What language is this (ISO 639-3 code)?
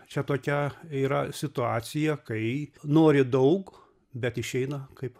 lit